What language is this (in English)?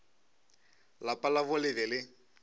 Northern Sotho